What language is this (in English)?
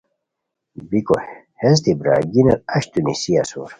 Khowar